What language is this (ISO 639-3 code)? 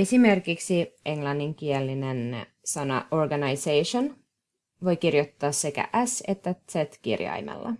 fin